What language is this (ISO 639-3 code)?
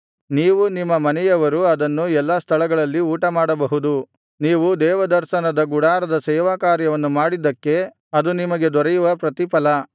kan